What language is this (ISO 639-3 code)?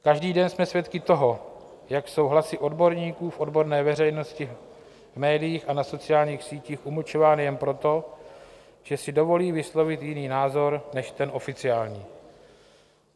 ces